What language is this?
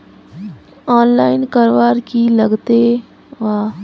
Magahi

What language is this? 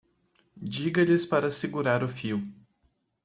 Portuguese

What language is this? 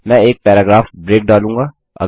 Hindi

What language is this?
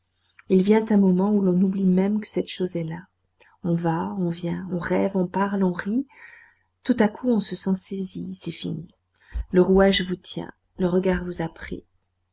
French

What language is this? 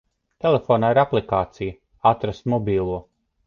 Latvian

